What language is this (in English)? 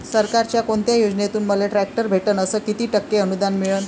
Marathi